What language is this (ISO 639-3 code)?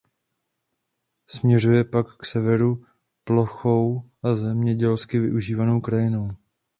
ces